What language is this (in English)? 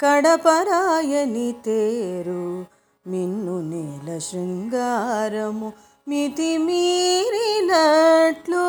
Telugu